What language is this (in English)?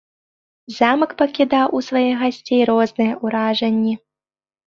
Belarusian